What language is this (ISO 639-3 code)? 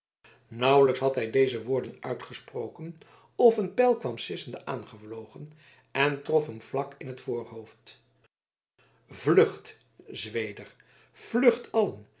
nld